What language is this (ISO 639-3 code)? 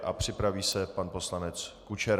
ces